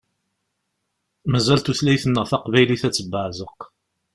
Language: Kabyle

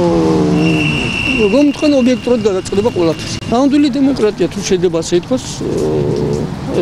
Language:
Romanian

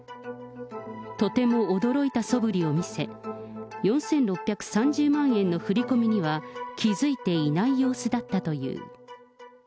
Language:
Japanese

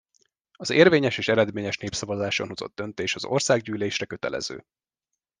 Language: Hungarian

